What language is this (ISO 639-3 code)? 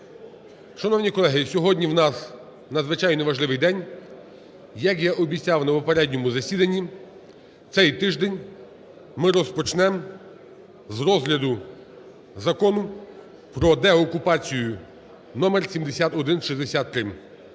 ukr